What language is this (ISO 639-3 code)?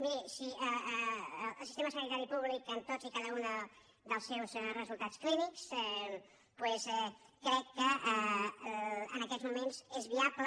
cat